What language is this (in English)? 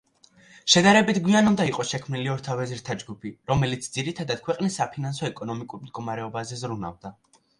Georgian